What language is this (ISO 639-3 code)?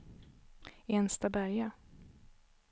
swe